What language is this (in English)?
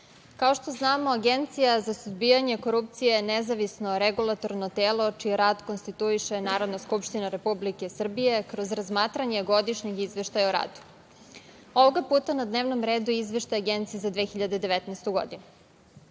Serbian